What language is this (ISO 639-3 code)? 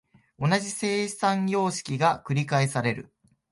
jpn